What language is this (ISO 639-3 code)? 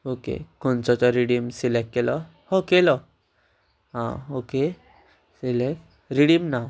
kok